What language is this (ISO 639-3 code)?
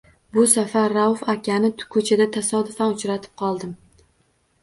uzb